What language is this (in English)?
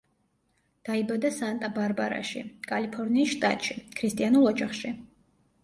Georgian